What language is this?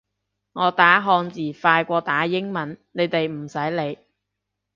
Cantonese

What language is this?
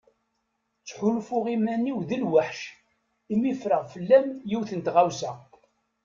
Kabyle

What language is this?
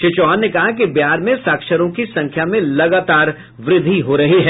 Hindi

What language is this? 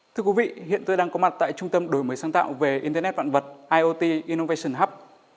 Vietnamese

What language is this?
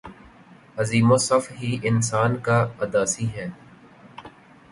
Urdu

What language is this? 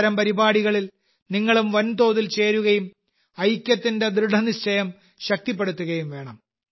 Malayalam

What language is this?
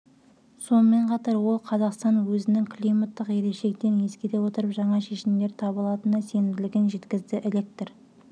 Kazakh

